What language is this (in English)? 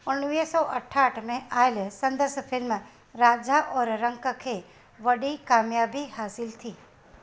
Sindhi